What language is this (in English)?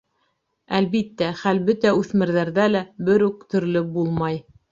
Bashkir